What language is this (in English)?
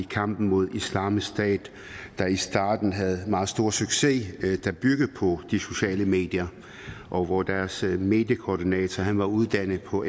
Danish